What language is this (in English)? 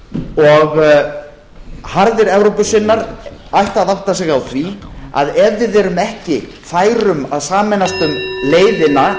Icelandic